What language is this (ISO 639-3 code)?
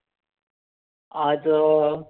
mar